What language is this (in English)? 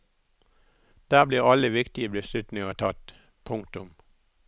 Norwegian